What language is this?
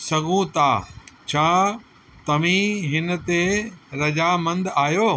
Sindhi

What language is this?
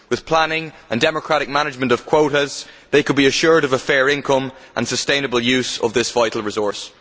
English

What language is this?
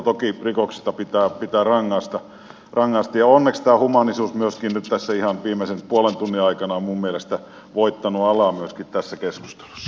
Finnish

